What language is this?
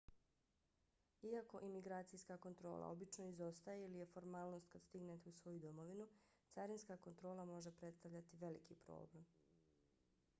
Bosnian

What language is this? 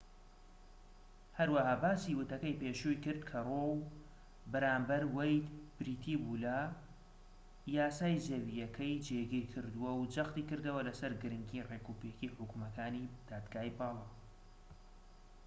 Central Kurdish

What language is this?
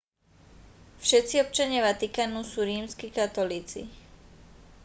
Slovak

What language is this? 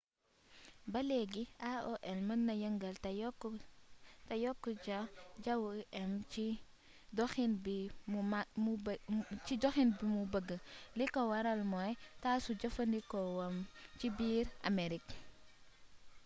Wolof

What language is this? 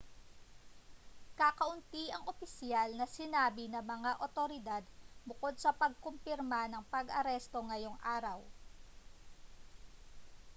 Filipino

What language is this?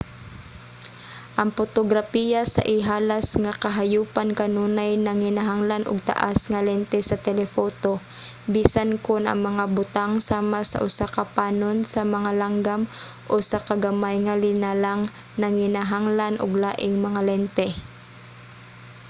Cebuano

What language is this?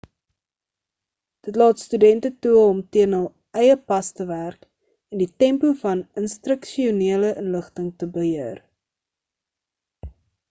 Afrikaans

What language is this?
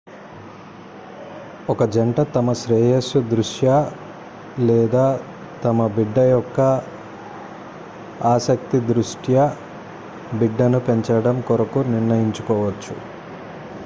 Telugu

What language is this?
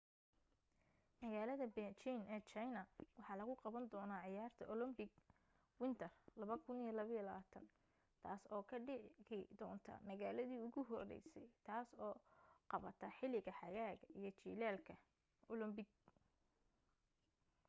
Somali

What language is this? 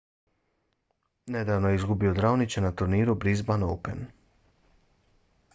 Bosnian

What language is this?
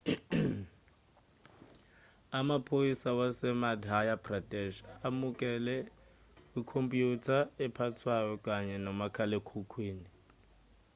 Zulu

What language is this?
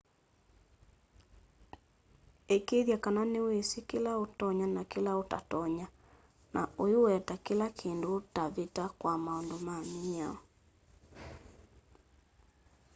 Kamba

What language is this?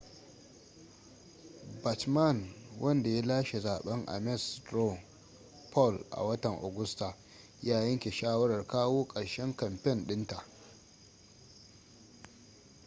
Hausa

